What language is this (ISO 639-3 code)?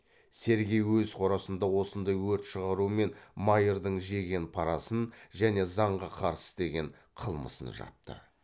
kaz